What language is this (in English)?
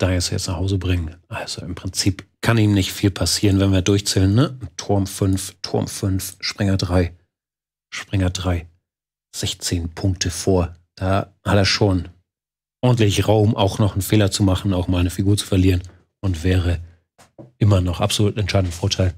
German